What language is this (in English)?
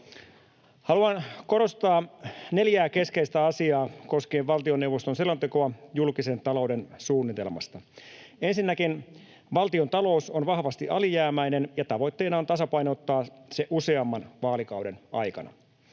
Finnish